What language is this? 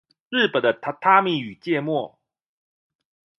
Chinese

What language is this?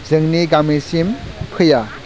Bodo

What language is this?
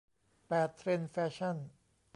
Thai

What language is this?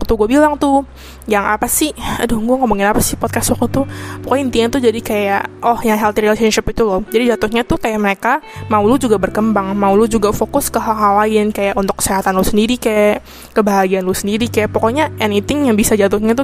Indonesian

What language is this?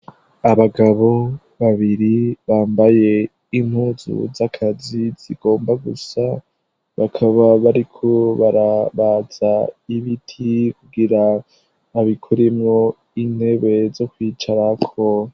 Rundi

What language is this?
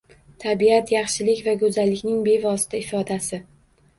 Uzbek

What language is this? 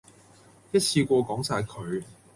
Cantonese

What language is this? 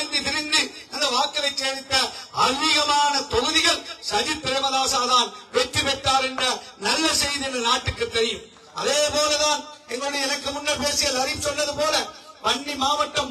Tamil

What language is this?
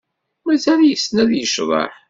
Kabyle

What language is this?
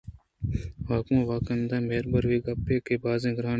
Eastern Balochi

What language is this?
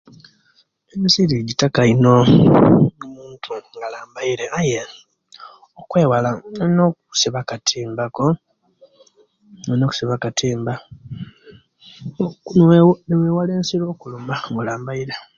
Kenyi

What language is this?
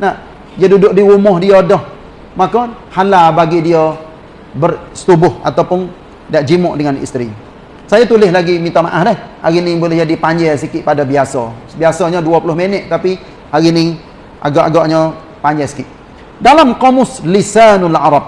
Malay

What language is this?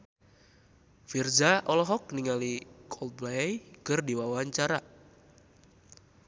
Sundanese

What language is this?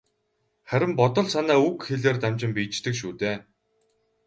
Mongolian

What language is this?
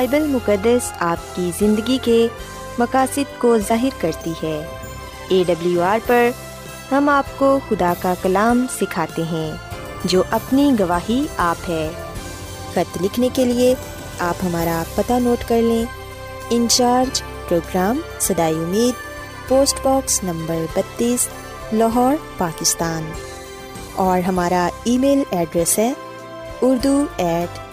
Urdu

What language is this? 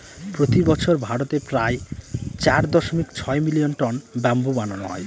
Bangla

